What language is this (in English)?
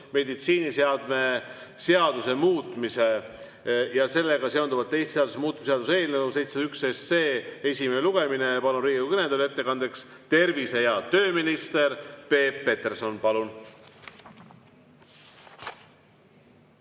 Estonian